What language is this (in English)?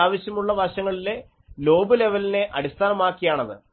Malayalam